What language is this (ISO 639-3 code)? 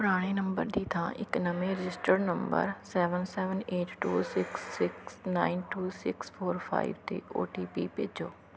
pan